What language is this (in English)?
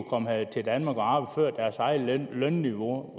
Danish